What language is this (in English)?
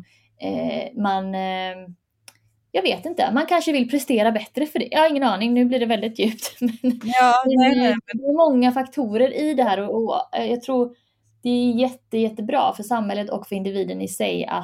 Swedish